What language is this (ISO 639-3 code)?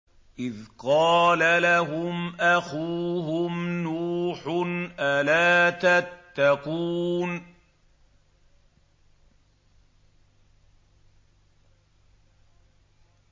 ara